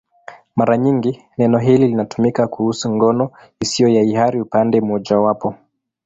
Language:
Swahili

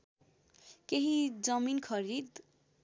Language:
Nepali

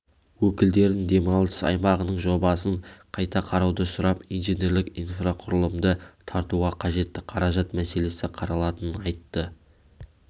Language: Kazakh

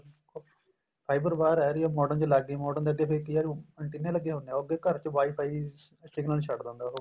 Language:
Punjabi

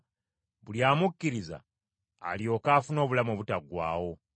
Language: Ganda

